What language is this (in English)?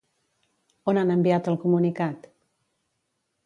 Catalan